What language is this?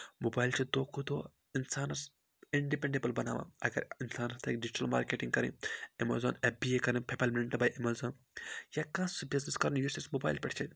Kashmiri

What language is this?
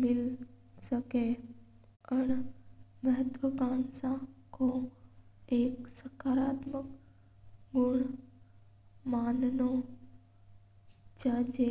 Mewari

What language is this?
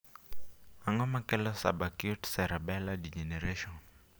Luo (Kenya and Tanzania)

